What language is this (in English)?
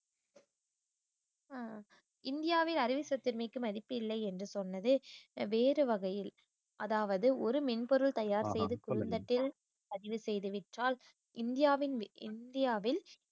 Tamil